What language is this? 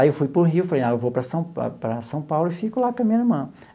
Portuguese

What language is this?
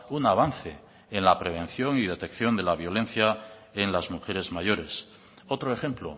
Spanish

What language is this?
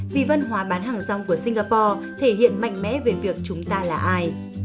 Vietnamese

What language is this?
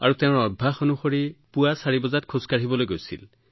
Assamese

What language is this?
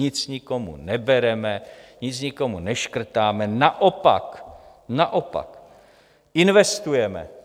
Czech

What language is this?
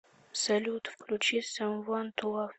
Russian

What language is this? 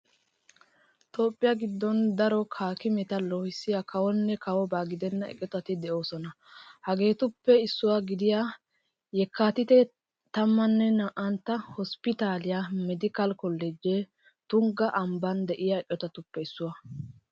Wolaytta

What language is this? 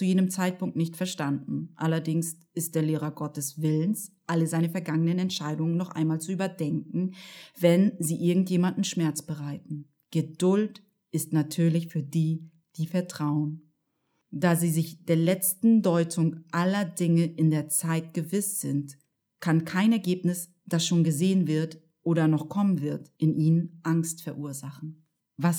German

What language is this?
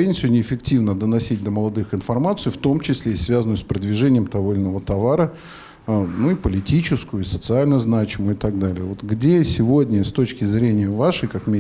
Russian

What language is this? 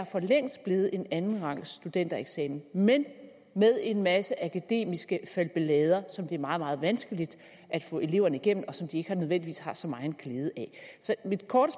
Danish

